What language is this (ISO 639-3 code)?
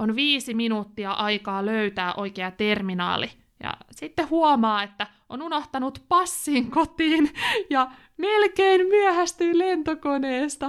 fin